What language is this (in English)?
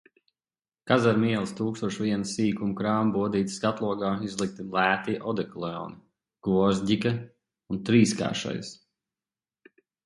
Latvian